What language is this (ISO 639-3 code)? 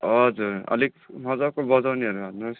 nep